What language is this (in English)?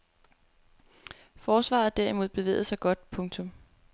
Danish